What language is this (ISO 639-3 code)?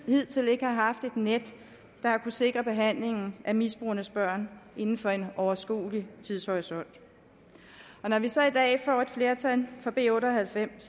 dan